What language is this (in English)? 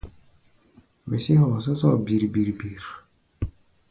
Gbaya